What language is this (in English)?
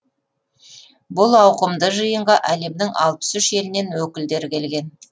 Kazakh